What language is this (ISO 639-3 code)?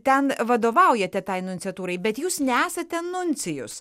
lit